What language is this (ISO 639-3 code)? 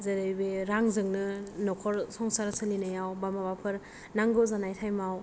brx